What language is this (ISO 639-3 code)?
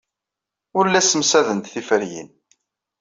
kab